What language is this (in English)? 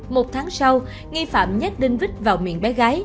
Vietnamese